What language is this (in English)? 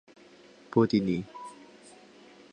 Chinese